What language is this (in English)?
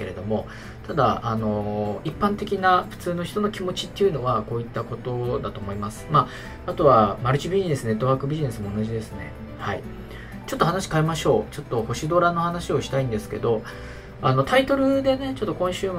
Japanese